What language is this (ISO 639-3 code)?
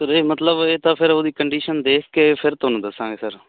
pan